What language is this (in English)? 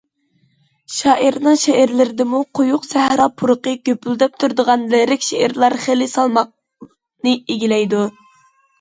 Uyghur